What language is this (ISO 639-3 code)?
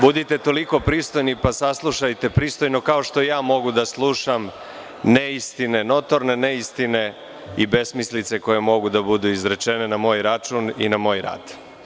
srp